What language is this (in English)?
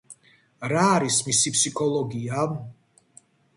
Georgian